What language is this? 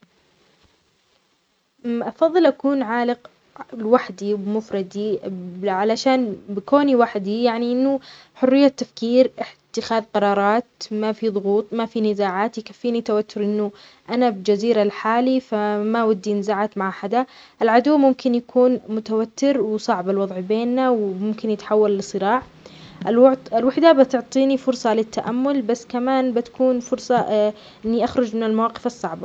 Omani Arabic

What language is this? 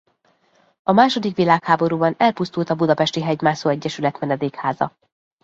Hungarian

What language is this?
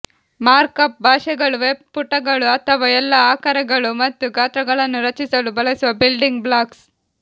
Kannada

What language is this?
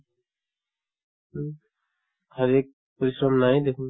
Assamese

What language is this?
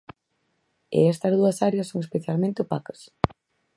Galician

